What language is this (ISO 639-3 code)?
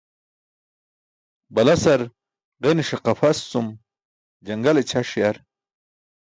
bsk